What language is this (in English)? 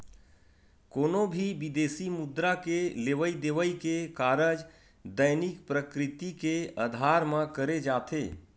Chhattisgarhi